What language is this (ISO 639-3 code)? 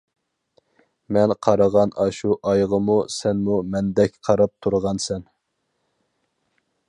uig